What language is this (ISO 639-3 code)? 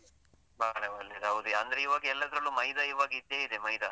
kan